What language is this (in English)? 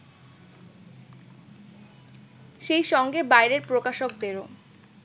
Bangla